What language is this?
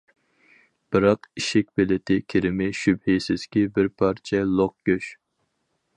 Uyghur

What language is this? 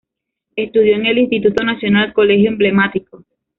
Spanish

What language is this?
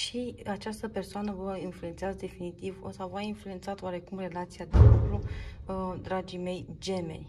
Romanian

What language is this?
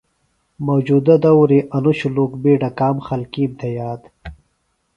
Phalura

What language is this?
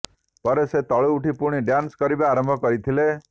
Odia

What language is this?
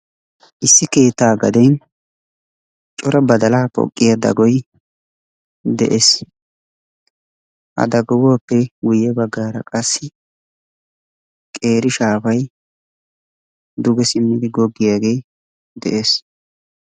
Wolaytta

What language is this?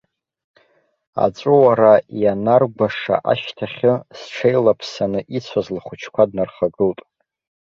Abkhazian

